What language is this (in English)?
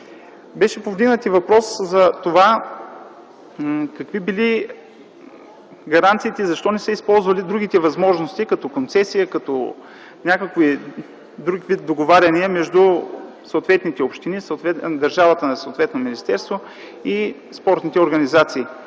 Bulgarian